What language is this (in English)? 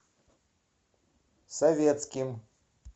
Russian